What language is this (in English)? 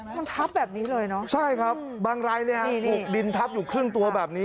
Thai